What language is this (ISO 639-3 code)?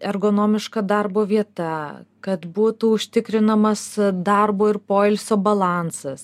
lit